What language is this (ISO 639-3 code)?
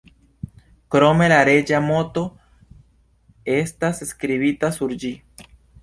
epo